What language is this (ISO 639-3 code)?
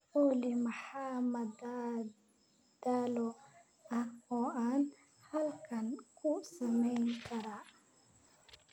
som